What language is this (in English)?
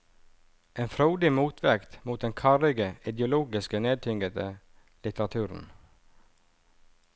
Norwegian